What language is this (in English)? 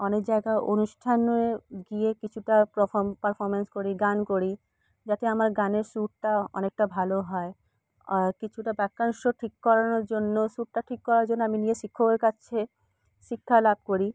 Bangla